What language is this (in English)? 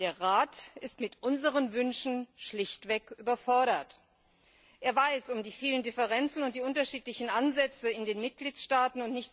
German